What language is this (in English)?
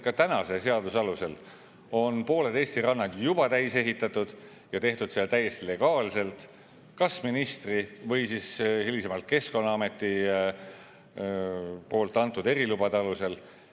Estonian